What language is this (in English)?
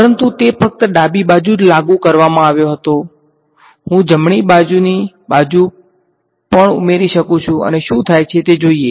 Gujarati